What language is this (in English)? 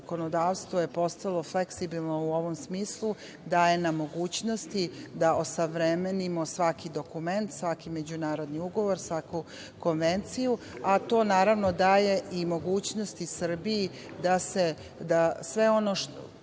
Serbian